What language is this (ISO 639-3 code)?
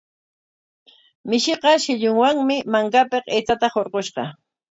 qwa